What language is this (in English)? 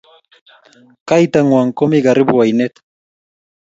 Kalenjin